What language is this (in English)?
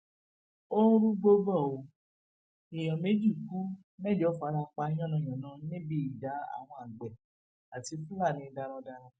Yoruba